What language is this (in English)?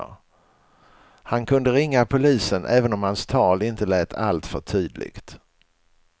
Swedish